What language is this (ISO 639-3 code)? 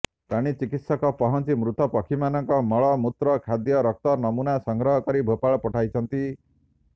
ori